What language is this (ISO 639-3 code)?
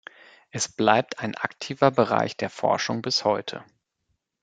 deu